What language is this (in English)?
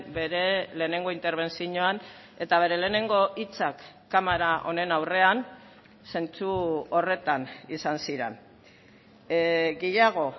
Basque